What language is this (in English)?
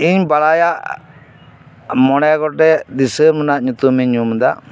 Santali